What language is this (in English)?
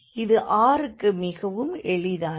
Tamil